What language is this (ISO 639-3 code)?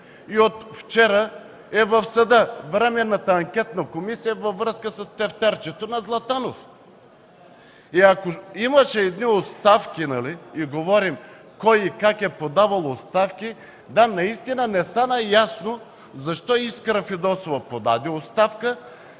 bul